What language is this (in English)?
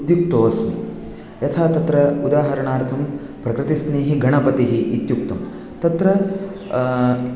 Sanskrit